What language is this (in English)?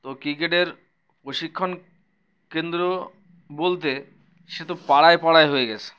Bangla